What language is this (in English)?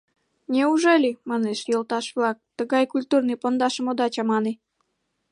Mari